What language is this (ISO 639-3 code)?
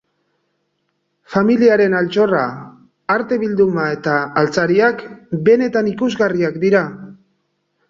eus